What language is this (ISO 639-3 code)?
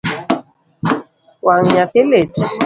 luo